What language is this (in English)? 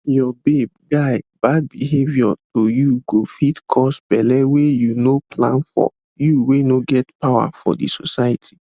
Nigerian Pidgin